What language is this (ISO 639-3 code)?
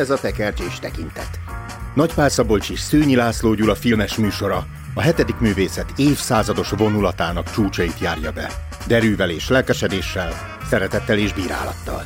hun